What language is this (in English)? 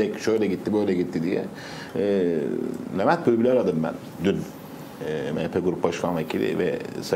Turkish